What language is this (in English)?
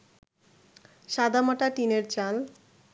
Bangla